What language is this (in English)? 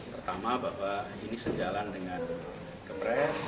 Indonesian